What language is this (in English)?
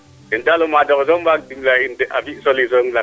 Serer